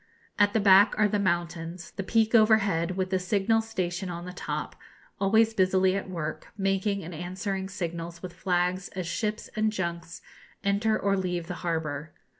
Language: English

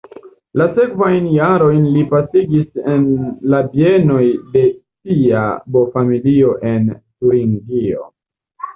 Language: Esperanto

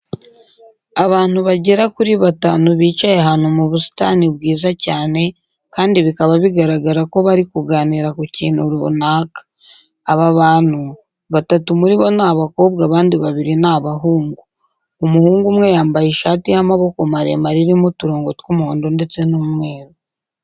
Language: Kinyarwanda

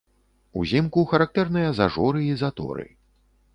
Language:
Belarusian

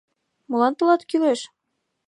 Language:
Mari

